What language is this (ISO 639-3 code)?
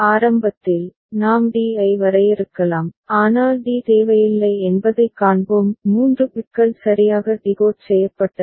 tam